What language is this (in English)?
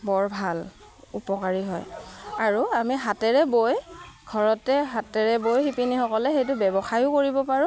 Assamese